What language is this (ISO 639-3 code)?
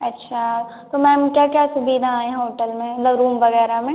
hin